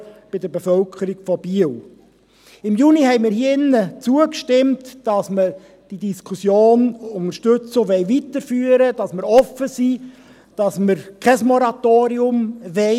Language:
Swiss German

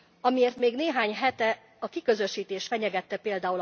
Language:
Hungarian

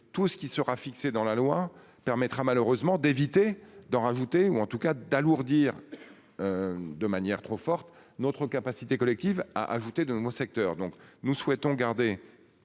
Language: French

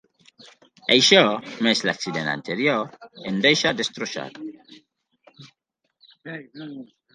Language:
Catalan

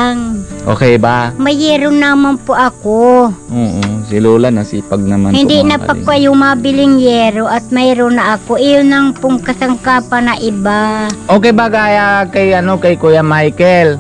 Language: Filipino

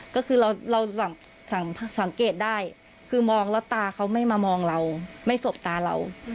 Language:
Thai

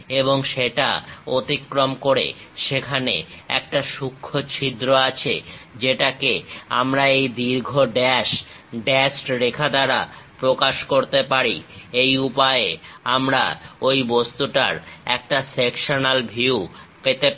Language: Bangla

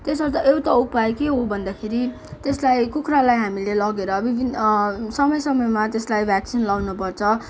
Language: Nepali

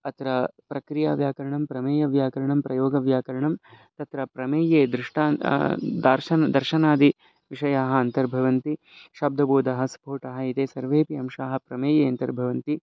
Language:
Sanskrit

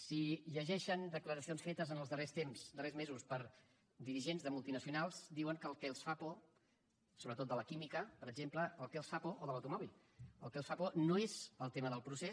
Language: Catalan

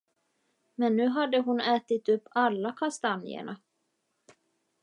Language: Swedish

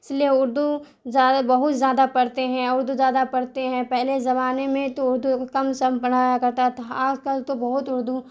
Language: Urdu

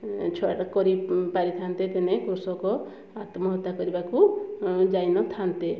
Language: Odia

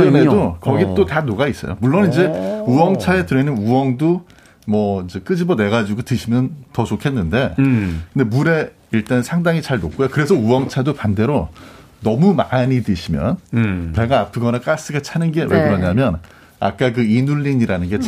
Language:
Korean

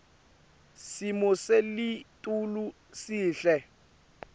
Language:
Swati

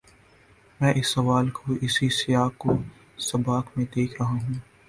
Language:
Urdu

